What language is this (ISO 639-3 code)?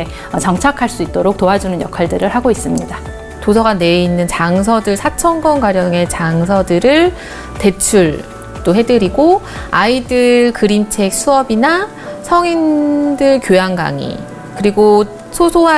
kor